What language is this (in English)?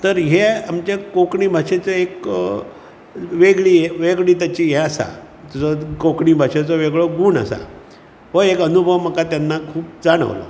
Konkani